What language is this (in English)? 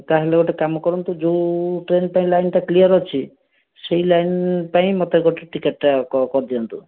Odia